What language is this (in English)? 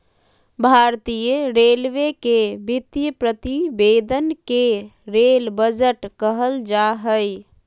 Magahi